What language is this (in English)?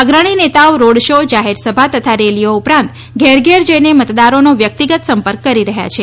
Gujarati